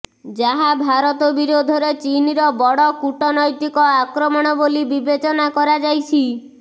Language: Odia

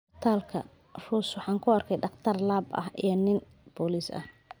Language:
Somali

